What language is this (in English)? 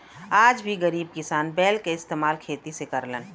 Bhojpuri